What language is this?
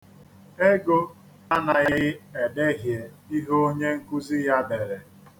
Igbo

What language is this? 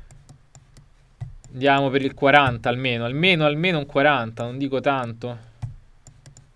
Italian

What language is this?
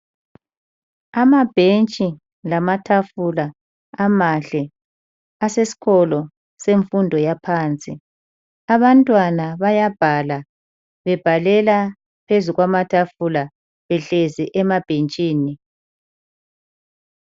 North Ndebele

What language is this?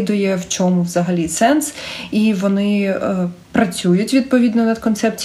Ukrainian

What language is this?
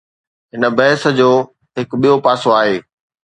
Sindhi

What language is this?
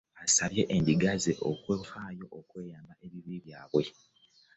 Ganda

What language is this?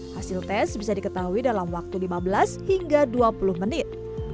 Indonesian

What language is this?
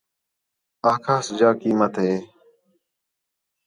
Khetrani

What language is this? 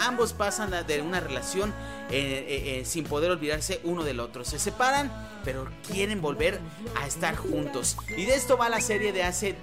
Spanish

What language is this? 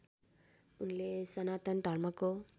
Nepali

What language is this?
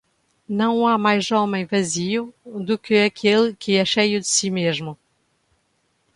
Portuguese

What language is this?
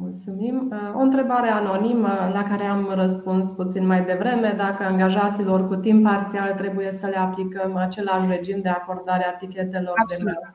Romanian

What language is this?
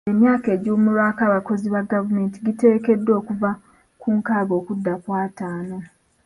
Ganda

